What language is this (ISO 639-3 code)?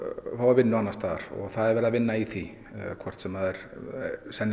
isl